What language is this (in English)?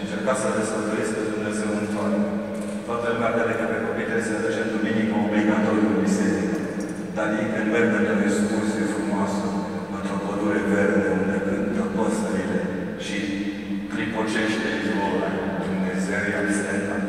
Romanian